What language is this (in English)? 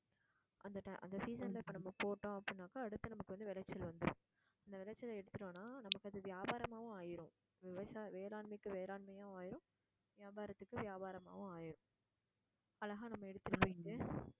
Tamil